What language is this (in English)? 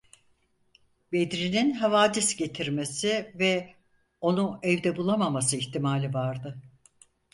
Turkish